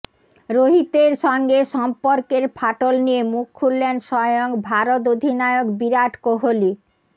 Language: Bangla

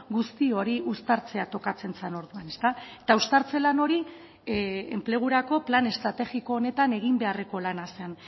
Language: Basque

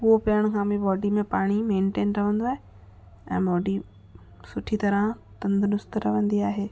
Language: Sindhi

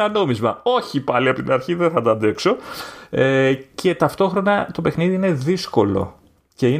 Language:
Greek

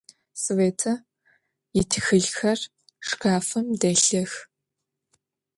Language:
Adyghe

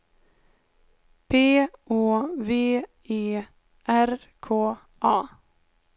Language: Swedish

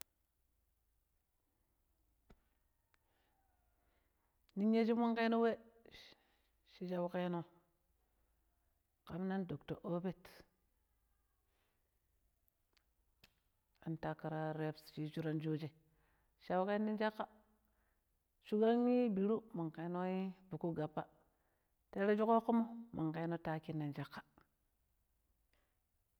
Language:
Pero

